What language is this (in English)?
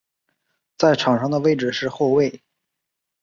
Chinese